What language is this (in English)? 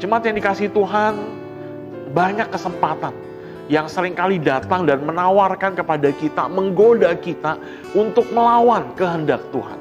Indonesian